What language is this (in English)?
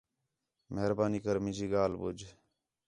Khetrani